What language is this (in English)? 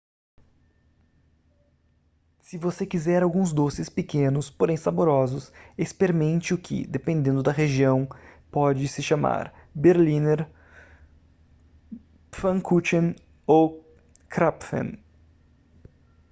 Portuguese